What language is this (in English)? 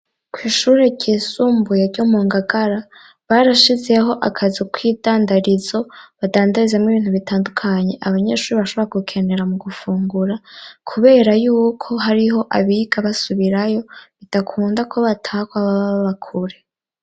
Rundi